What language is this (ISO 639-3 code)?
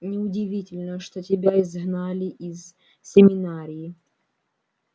rus